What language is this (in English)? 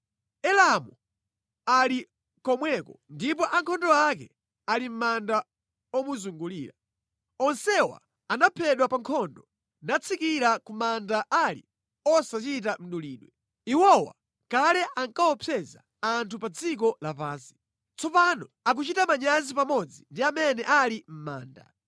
Nyanja